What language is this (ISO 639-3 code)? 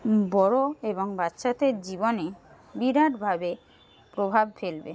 ben